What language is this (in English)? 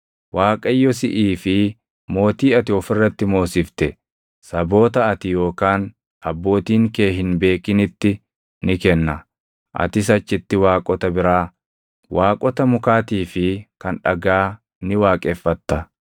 Oromo